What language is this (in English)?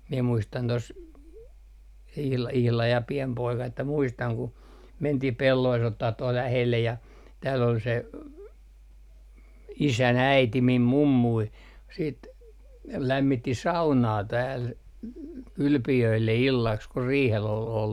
Finnish